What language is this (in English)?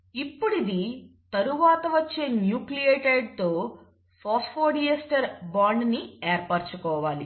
Telugu